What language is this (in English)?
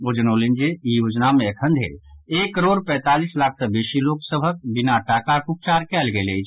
Maithili